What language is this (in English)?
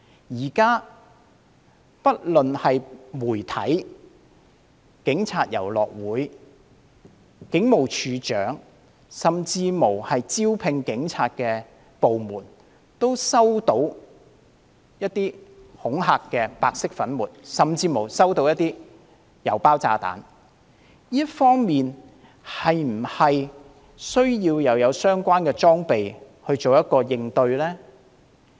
Cantonese